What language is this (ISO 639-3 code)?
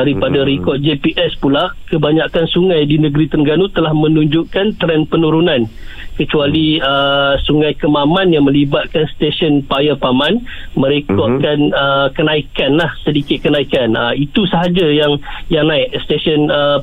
msa